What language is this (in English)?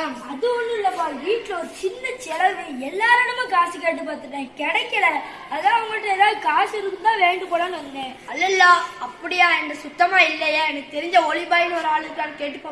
Tamil